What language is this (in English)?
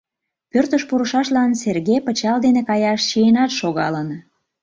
Mari